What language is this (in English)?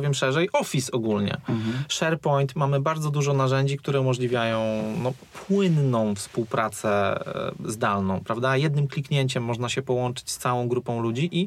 Polish